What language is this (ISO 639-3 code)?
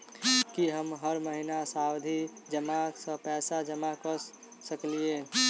mai